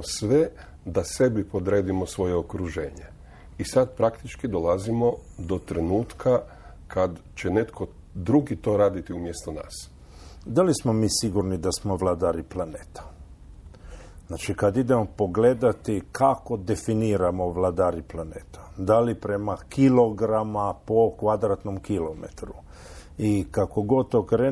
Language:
Croatian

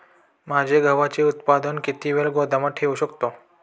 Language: Marathi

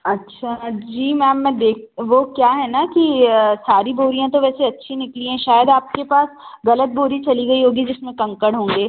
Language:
Hindi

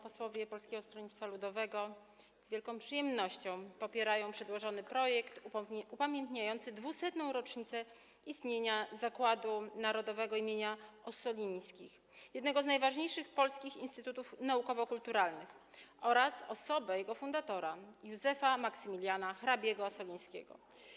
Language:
Polish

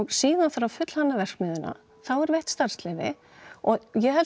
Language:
Icelandic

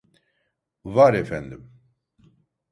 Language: Turkish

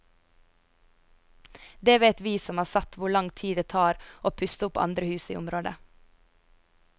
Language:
Norwegian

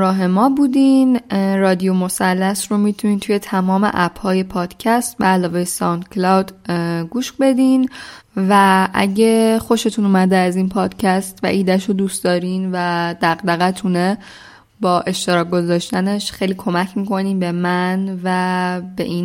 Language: Persian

